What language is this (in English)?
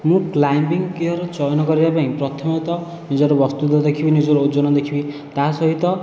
Odia